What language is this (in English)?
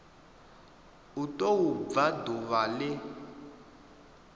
Venda